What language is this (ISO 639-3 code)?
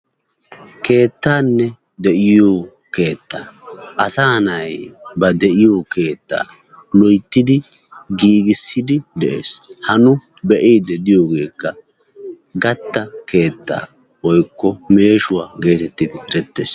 wal